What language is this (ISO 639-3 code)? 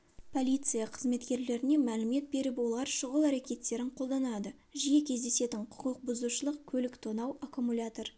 kaz